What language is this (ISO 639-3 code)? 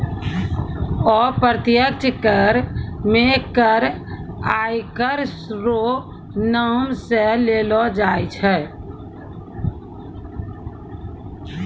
mai